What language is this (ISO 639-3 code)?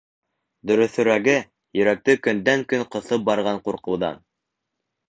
bak